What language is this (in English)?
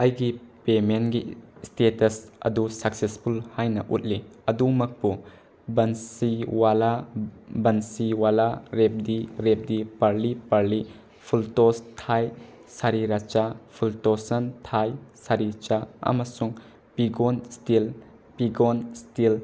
Manipuri